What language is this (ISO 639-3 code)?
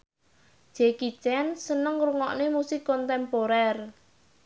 jav